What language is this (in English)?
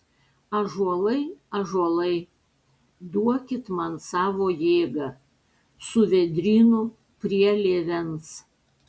Lithuanian